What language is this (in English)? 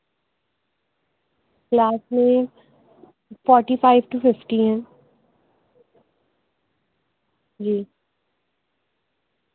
Urdu